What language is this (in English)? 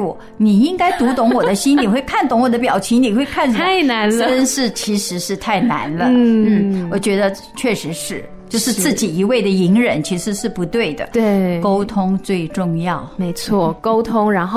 Chinese